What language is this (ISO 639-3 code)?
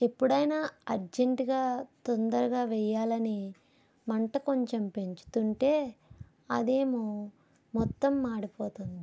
tel